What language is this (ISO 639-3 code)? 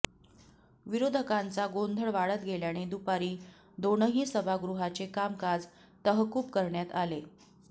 mar